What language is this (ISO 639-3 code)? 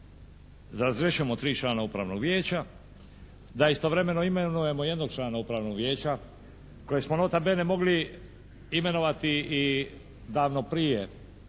hrv